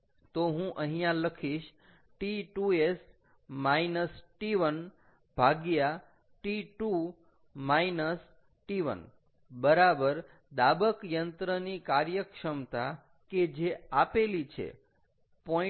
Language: Gujarati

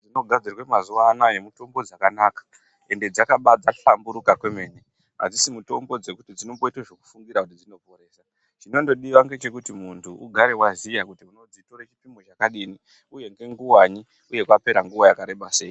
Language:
Ndau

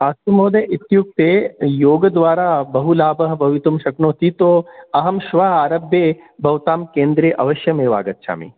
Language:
Sanskrit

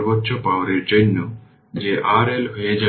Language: Bangla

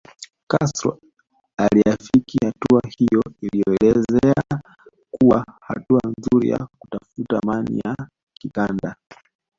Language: Swahili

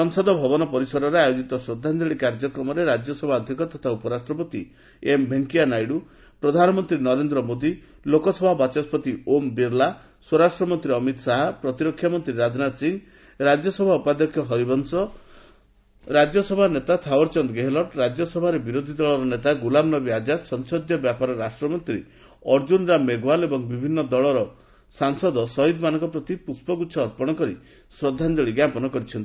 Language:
Odia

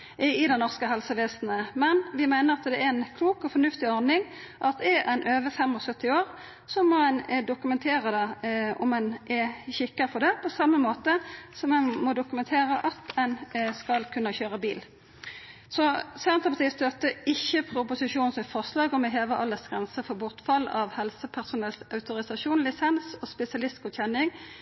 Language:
Norwegian Nynorsk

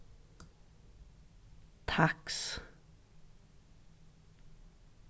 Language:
Faroese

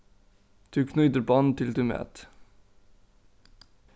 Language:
Faroese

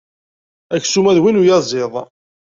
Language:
Kabyle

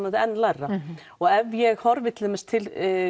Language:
Icelandic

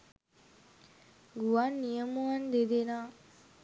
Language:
Sinhala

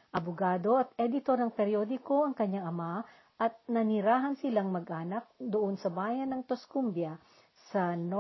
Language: Filipino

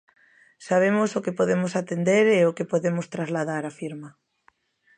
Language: Galician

